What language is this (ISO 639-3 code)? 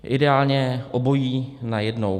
ces